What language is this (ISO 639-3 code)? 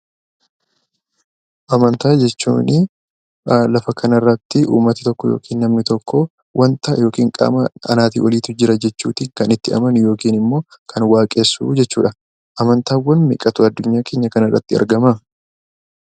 orm